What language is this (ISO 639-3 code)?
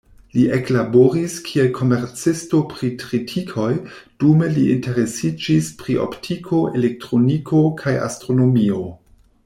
epo